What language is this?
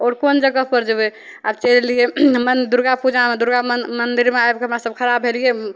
Maithili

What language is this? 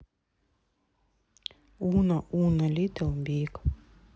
Russian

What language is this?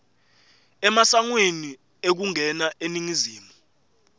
Swati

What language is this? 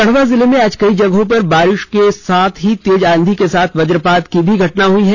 Hindi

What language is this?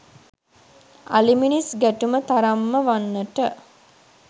Sinhala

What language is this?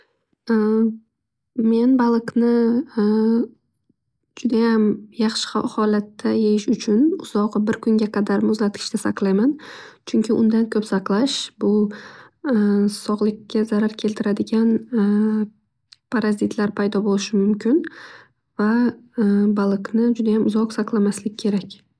Uzbek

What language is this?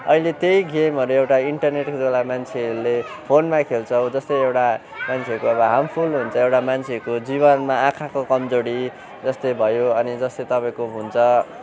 Nepali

